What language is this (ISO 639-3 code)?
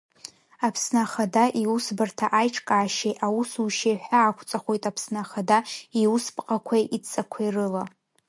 abk